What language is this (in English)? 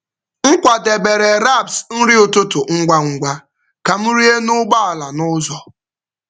Igbo